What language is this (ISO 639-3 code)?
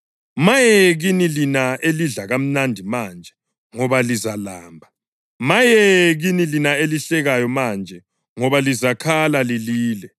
nde